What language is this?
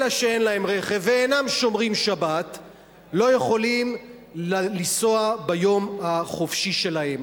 Hebrew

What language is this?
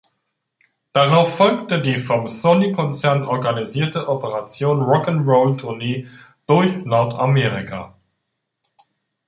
German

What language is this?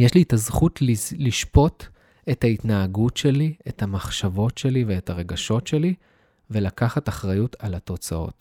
Hebrew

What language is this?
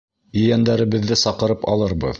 Bashkir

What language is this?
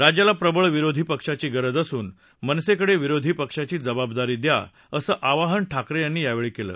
Marathi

